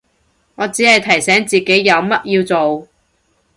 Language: Cantonese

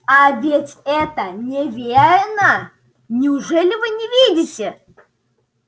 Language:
Russian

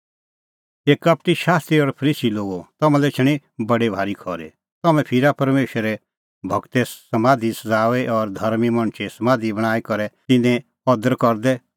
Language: Kullu Pahari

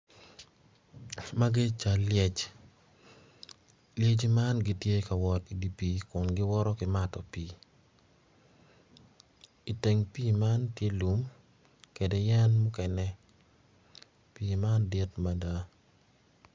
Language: Acoli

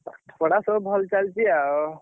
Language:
Odia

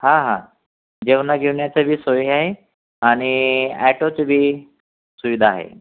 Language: Marathi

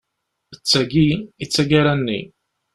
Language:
Kabyle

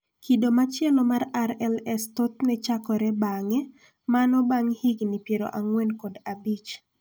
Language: Luo (Kenya and Tanzania)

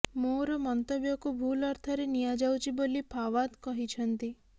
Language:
Odia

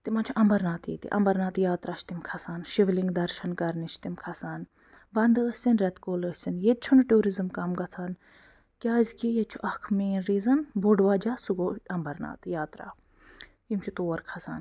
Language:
Kashmiri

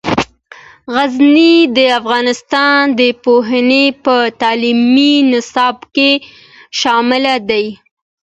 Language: Pashto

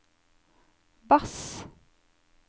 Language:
Norwegian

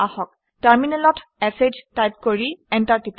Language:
Assamese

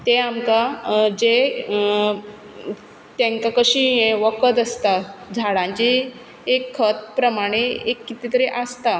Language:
Konkani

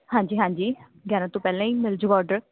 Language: Punjabi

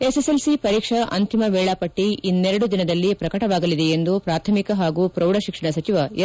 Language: Kannada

